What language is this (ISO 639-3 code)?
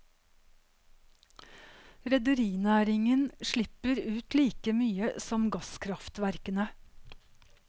nor